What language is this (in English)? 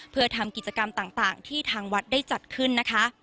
Thai